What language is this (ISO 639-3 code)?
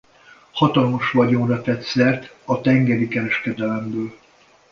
hun